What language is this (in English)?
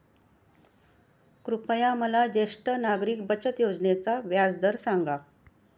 Marathi